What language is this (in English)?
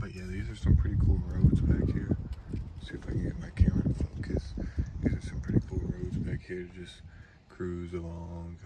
English